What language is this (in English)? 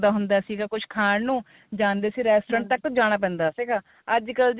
Punjabi